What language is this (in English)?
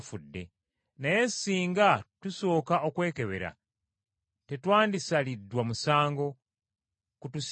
Ganda